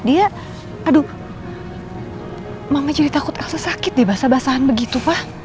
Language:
Indonesian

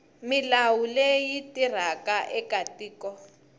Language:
Tsonga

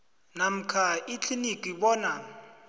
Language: South Ndebele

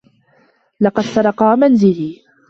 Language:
Arabic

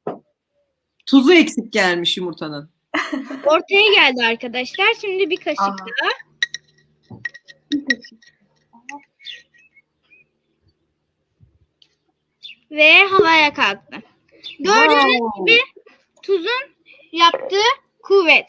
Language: Turkish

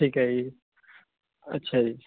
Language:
Punjabi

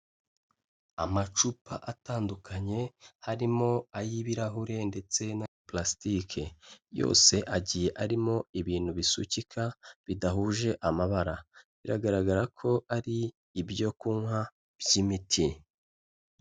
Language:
Kinyarwanda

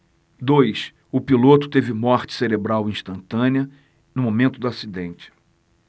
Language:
Portuguese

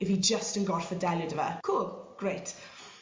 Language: Welsh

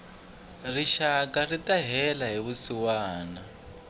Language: Tsonga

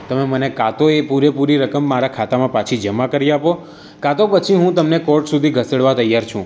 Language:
Gujarati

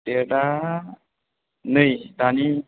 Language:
Bodo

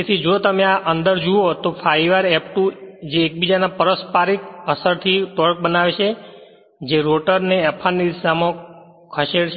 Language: Gujarati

